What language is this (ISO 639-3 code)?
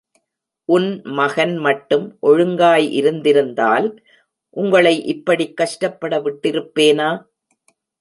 tam